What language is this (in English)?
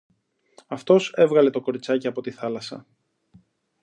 Greek